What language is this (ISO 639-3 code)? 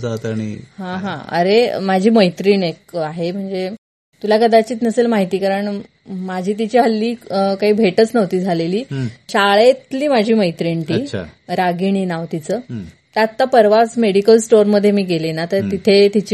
mar